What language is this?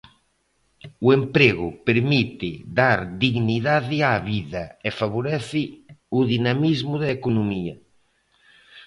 Galician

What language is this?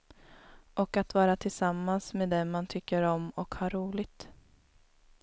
Swedish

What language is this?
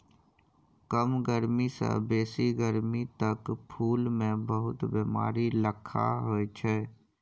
Maithili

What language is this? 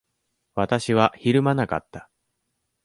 Japanese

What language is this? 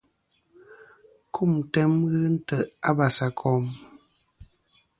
Kom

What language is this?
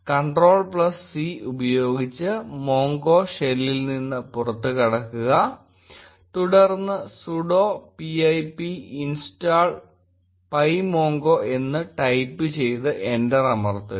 Malayalam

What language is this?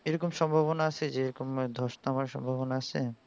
Bangla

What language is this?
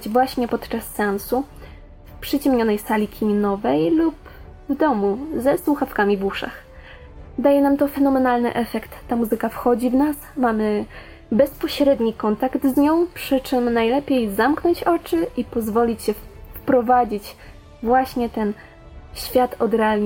Polish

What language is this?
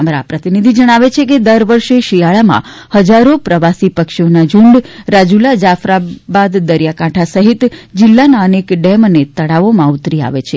Gujarati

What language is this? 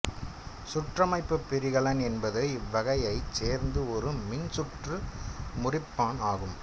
Tamil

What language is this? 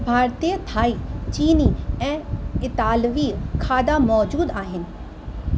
Sindhi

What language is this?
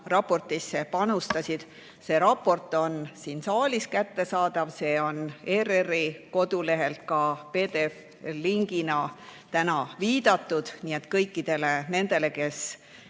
Estonian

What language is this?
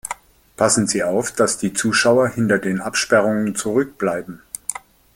German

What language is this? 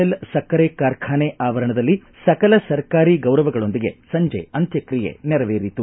Kannada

